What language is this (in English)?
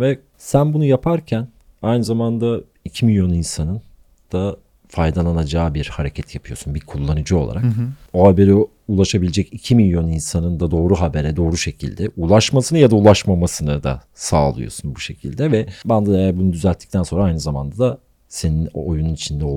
Turkish